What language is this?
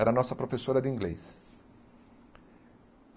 Portuguese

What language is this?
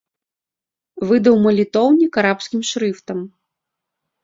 Belarusian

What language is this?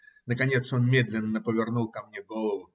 Russian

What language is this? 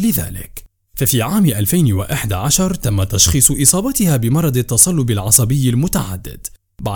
Arabic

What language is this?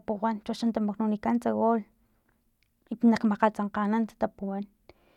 Filomena Mata-Coahuitlán Totonac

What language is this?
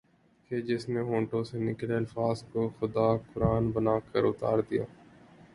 Urdu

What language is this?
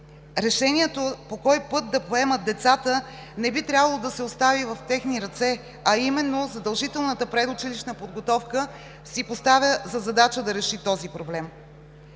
Bulgarian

